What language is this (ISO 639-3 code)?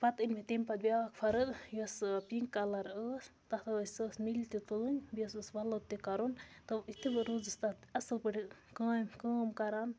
kas